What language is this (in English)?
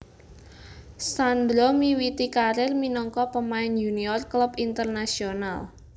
Javanese